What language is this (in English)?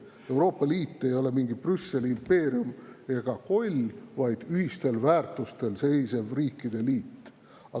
Estonian